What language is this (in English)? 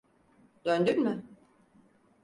Turkish